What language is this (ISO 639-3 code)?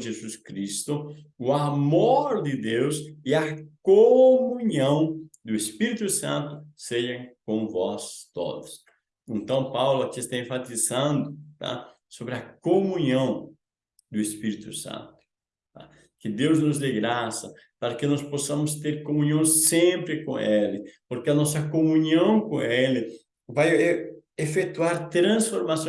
por